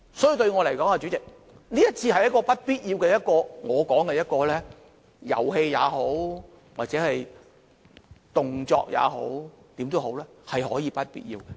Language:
Cantonese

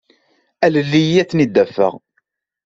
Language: Kabyle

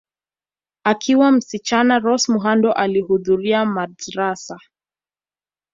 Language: Swahili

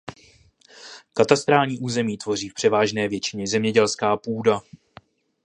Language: Czech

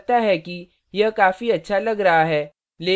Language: Hindi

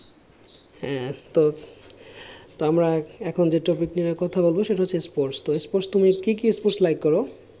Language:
Bangla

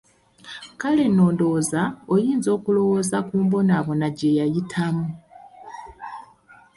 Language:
Ganda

